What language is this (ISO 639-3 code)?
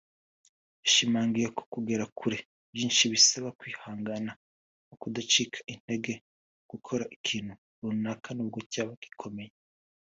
kin